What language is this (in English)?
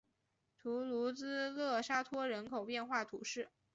Chinese